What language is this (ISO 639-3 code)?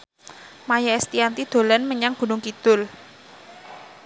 jav